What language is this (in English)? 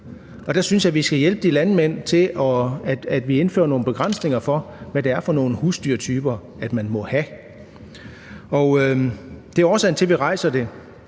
Danish